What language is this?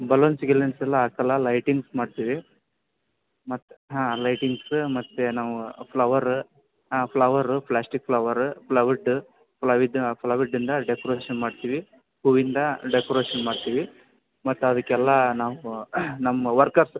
Kannada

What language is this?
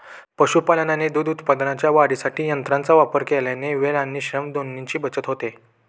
Marathi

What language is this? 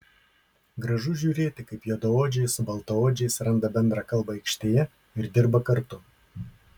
Lithuanian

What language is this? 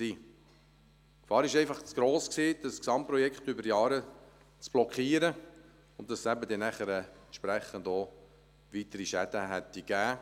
Swiss German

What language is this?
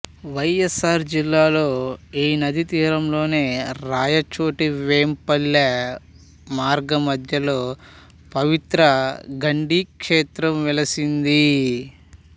Telugu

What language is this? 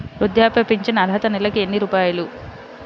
Telugu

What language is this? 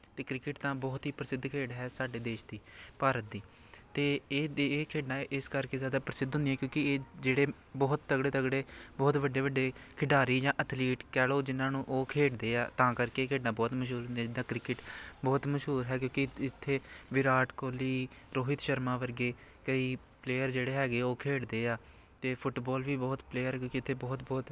Punjabi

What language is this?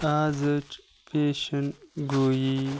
Kashmiri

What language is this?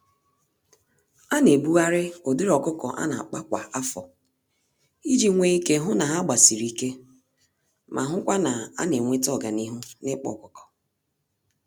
Igbo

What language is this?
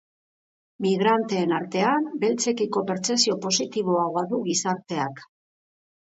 Basque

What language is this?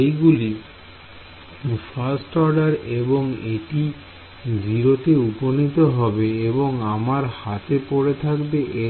Bangla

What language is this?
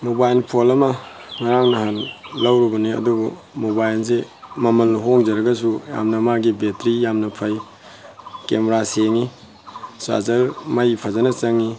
Manipuri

